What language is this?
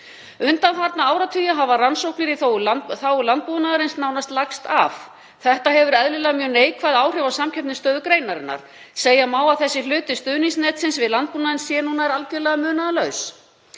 Icelandic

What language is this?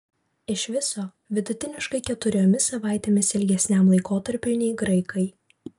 Lithuanian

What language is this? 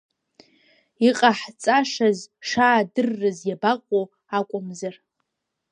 Abkhazian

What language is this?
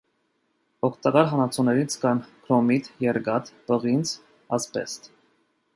Armenian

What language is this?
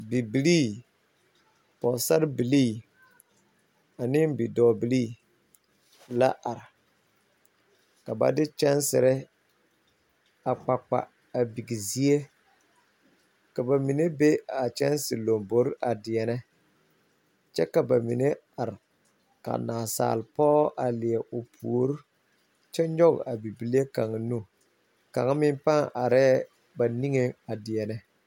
Southern Dagaare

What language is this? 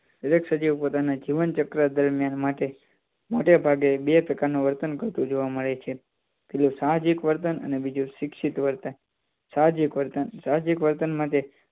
Gujarati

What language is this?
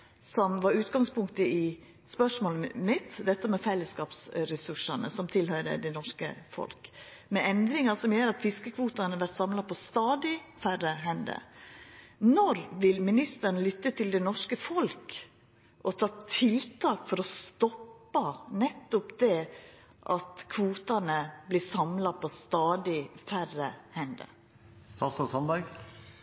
Norwegian Nynorsk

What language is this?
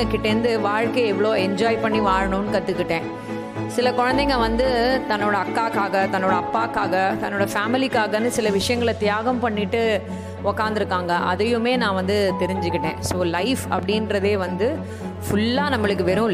Tamil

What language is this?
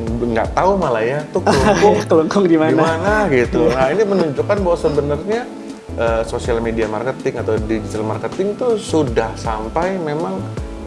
Indonesian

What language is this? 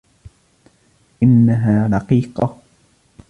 Arabic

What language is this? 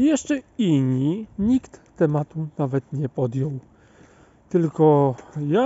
Polish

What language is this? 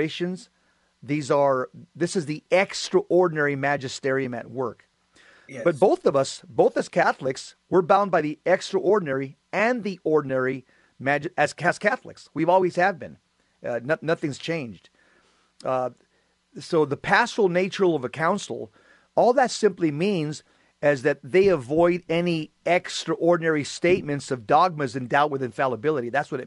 English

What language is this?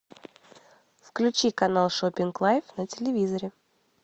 Russian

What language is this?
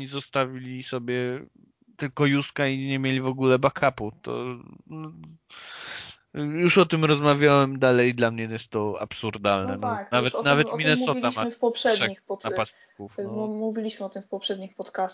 Polish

